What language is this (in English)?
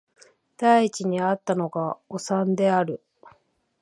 Japanese